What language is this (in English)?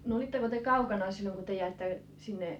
Finnish